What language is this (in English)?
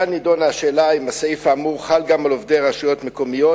Hebrew